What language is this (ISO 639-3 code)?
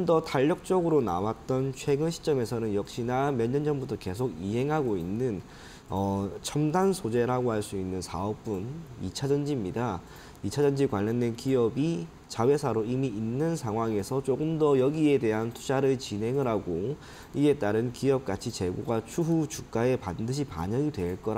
kor